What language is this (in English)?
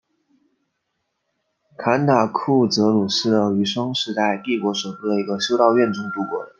Chinese